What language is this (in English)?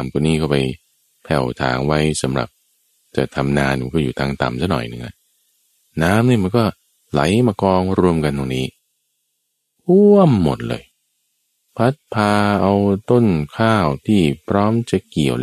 Thai